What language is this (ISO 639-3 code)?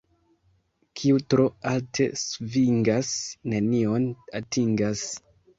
epo